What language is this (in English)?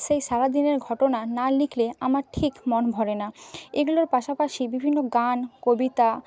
Bangla